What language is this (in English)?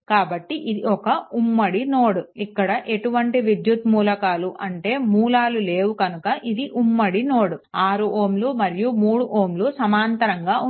Telugu